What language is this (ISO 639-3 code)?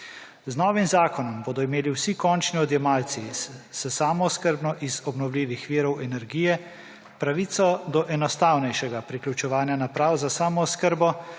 slv